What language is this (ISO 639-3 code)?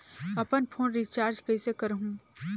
hne